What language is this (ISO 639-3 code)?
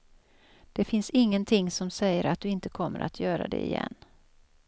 swe